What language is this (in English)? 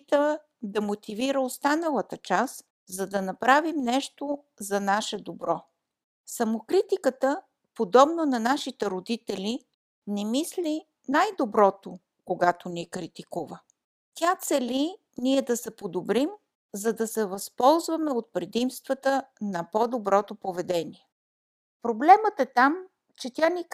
Bulgarian